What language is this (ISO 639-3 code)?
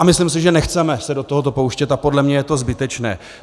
ces